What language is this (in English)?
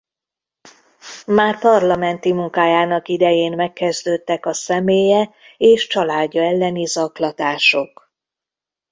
Hungarian